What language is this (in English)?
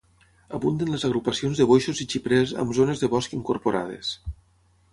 Catalan